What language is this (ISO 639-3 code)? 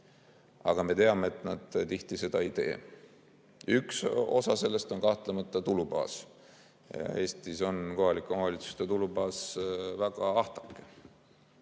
est